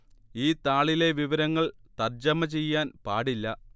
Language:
Malayalam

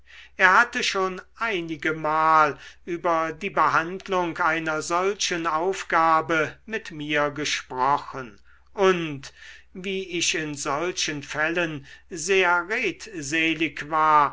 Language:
German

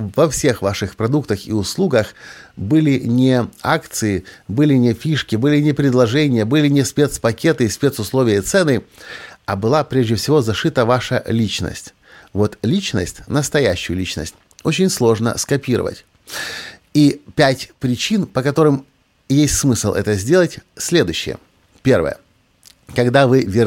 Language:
Russian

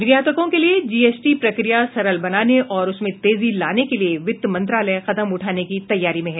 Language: Hindi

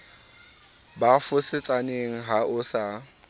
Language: Southern Sotho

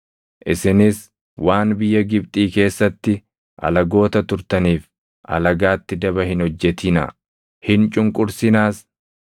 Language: Oromo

